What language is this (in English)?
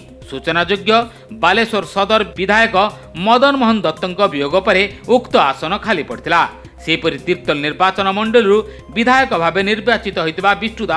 Hindi